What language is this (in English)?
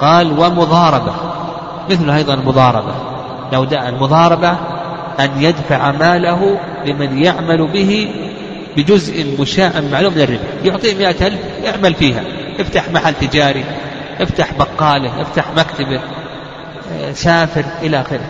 Arabic